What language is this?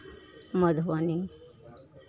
Maithili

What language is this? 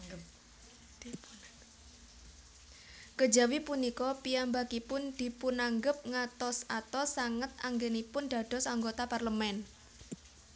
Javanese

